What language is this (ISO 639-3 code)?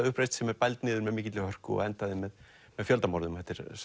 isl